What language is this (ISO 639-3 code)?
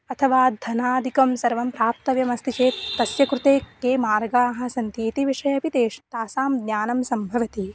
san